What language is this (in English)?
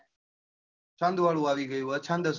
Gujarati